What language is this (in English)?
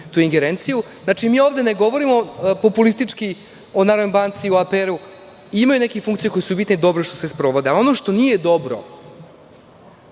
Serbian